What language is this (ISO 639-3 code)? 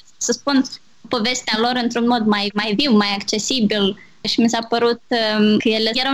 ron